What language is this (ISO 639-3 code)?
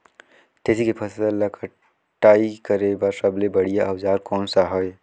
hne